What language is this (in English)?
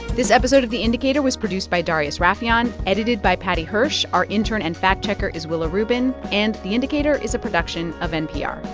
English